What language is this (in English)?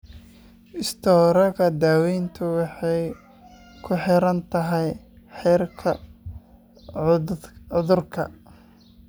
Somali